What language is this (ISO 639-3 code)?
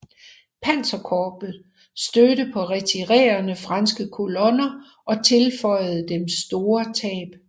dan